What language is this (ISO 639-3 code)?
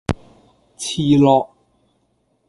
yue